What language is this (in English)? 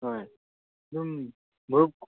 Manipuri